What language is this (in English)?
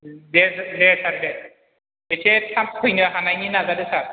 Bodo